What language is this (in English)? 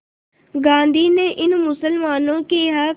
Hindi